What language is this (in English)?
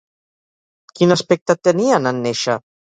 Catalan